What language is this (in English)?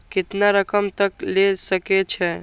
Maithili